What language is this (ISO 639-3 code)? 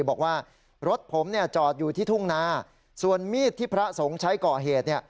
tha